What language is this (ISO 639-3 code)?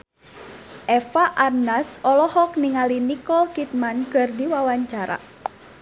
sun